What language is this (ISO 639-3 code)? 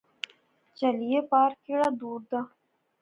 phr